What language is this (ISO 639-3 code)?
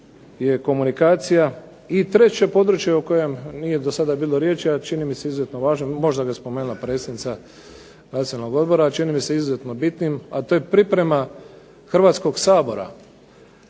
hrv